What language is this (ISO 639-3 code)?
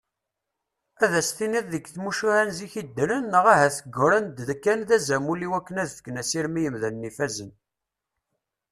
kab